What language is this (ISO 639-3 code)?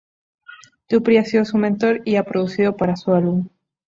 spa